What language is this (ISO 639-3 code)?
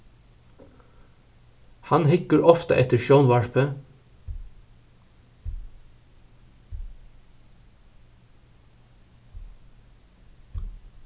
fao